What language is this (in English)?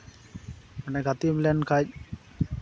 Santali